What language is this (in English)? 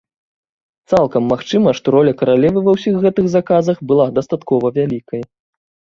Belarusian